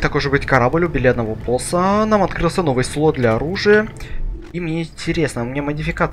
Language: Russian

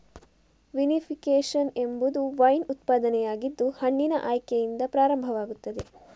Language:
Kannada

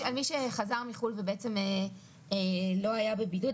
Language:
Hebrew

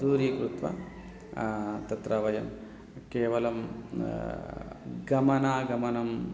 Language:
Sanskrit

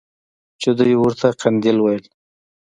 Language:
Pashto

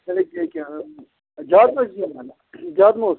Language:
Kashmiri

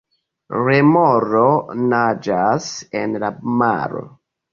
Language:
Esperanto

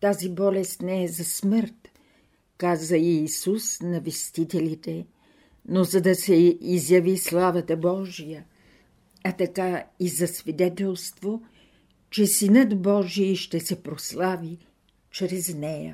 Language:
Bulgarian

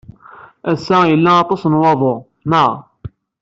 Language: Kabyle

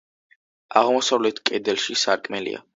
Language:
Georgian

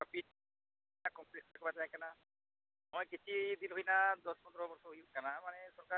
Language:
Santali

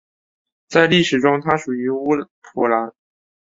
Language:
Chinese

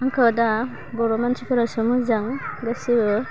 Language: Bodo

